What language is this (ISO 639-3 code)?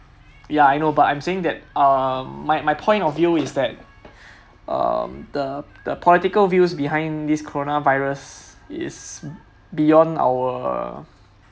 eng